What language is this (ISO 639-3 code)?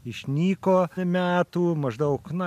lit